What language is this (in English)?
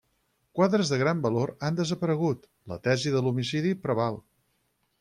Catalan